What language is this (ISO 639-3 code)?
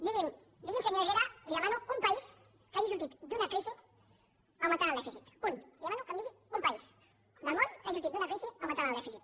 cat